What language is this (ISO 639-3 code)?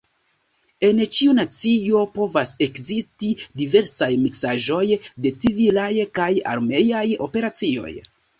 epo